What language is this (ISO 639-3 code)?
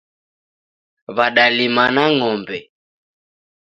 dav